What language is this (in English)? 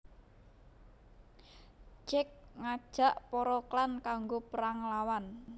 Javanese